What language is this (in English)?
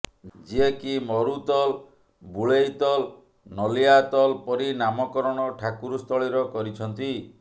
Odia